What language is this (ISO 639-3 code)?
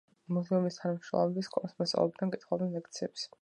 kat